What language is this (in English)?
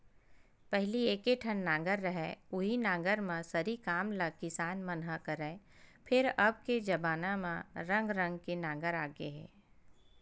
Chhattisgarhi